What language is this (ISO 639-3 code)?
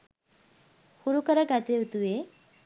sin